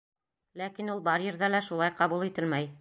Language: Bashkir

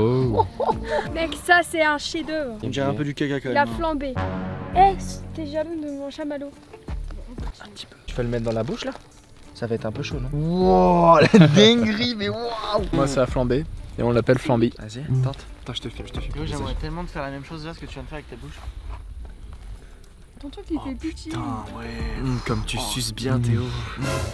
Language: French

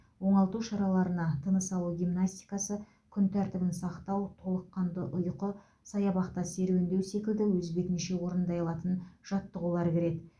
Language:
Kazakh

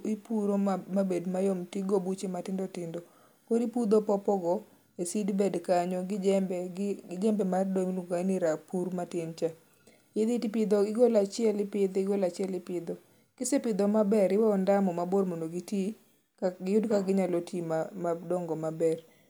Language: Luo (Kenya and Tanzania)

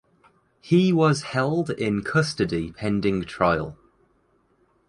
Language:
English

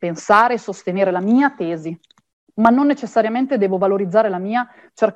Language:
Italian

